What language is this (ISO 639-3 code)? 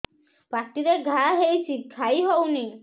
ori